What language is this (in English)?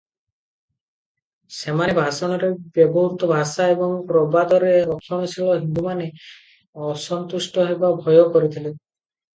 Odia